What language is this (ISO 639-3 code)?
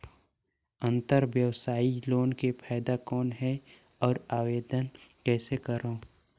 hne